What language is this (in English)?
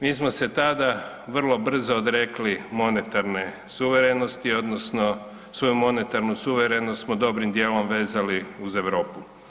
Croatian